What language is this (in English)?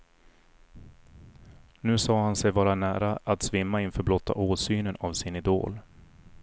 Swedish